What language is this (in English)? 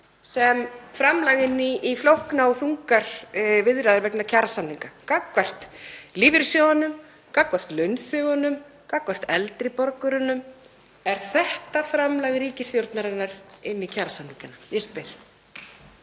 Icelandic